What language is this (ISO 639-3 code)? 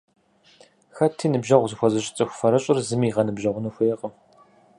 kbd